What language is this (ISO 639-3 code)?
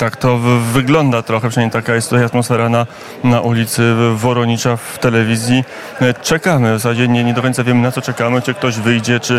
pol